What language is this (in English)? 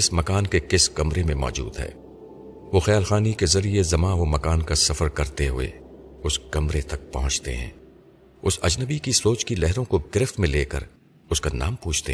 Urdu